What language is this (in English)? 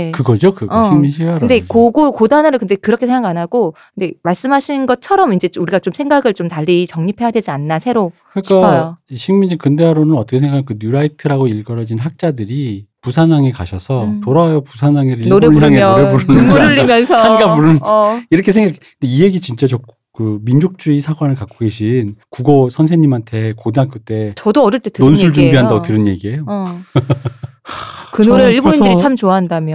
Korean